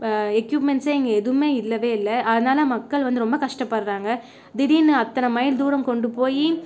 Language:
Tamil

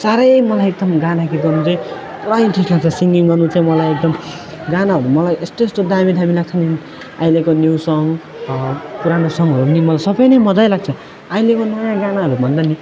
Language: Nepali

